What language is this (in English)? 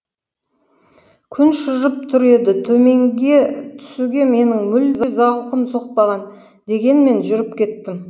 Kazakh